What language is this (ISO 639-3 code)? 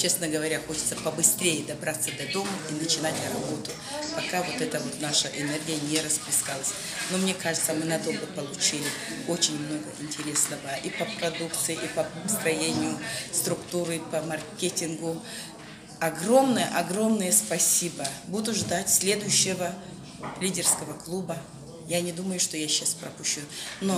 rus